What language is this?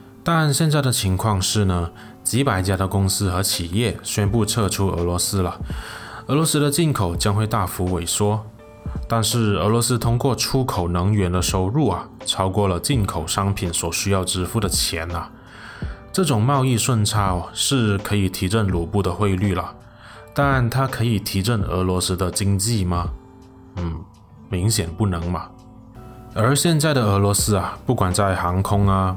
Chinese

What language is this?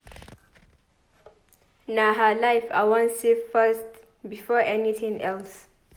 Nigerian Pidgin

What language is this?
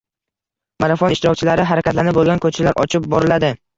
Uzbek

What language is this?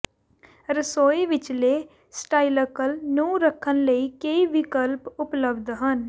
Punjabi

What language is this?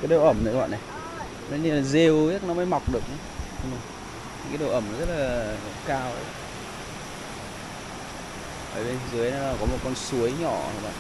Vietnamese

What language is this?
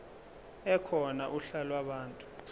Zulu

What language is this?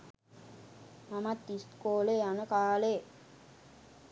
Sinhala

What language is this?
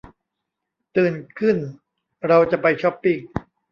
Thai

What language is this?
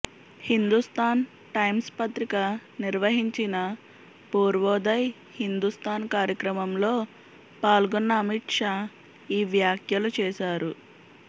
Telugu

